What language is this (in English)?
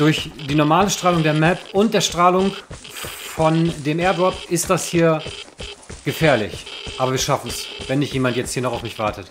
German